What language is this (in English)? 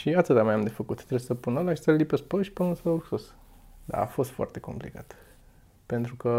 Romanian